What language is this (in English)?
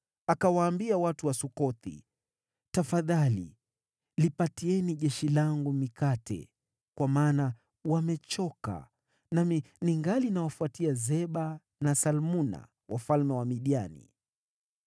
Swahili